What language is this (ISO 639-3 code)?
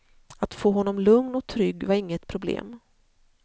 swe